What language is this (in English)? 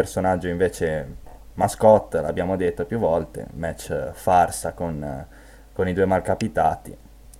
Italian